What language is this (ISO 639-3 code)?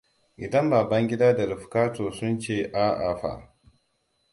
hau